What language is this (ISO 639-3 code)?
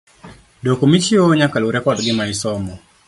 luo